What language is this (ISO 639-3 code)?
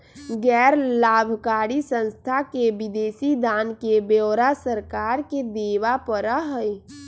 mag